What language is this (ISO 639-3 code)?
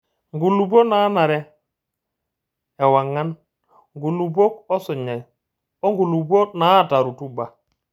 mas